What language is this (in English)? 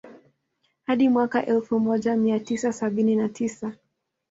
Swahili